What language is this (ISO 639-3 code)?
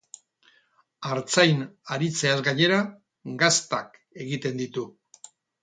eus